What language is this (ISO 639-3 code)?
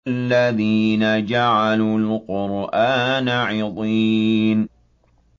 ara